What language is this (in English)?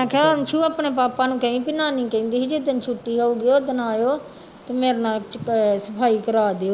Punjabi